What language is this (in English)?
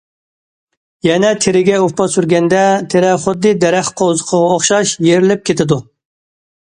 Uyghur